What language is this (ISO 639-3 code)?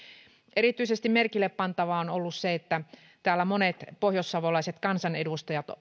fin